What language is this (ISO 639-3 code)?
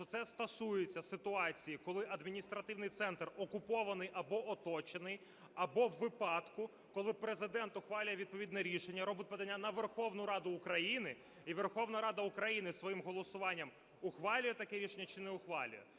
ukr